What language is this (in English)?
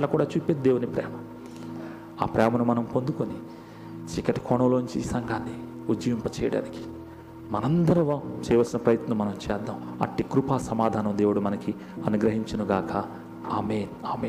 Telugu